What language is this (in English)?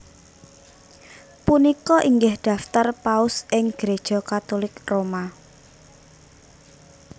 Javanese